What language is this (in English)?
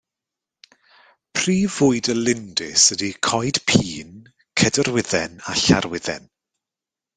Welsh